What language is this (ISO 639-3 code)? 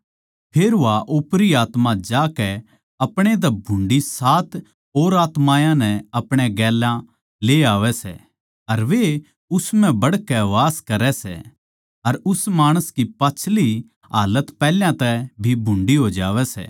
bgc